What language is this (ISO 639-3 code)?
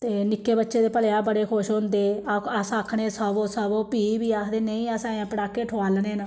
doi